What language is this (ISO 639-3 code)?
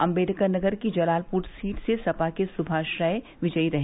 hin